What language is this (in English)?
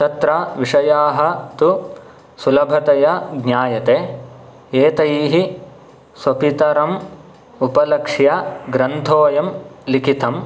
Sanskrit